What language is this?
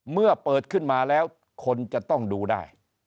Thai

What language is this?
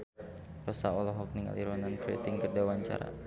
Sundanese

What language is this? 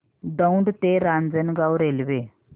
Marathi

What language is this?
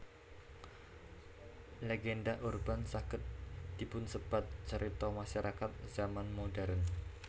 Javanese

